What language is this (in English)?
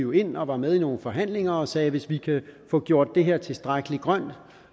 Danish